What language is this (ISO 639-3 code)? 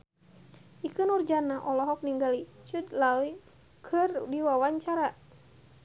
sun